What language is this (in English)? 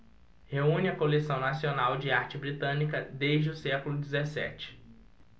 Portuguese